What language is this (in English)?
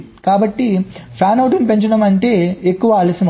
Telugu